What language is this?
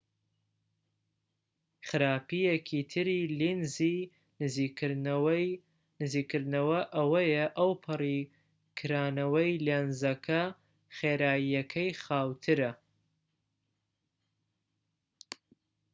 Central Kurdish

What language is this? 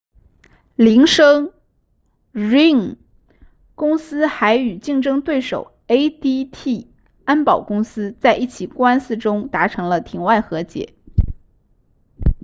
Chinese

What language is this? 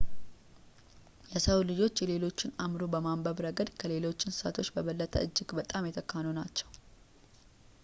Amharic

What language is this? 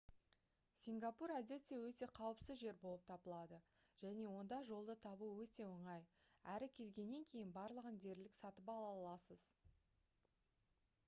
Kazakh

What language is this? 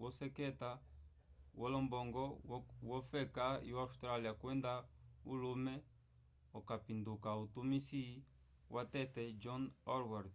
Umbundu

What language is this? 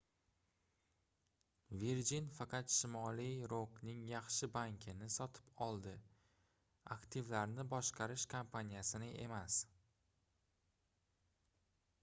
Uzbek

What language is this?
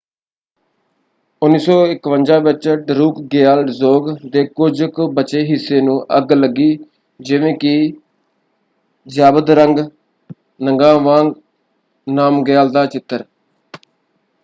Punjabi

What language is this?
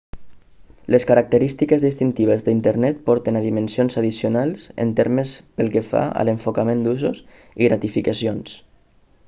Catalan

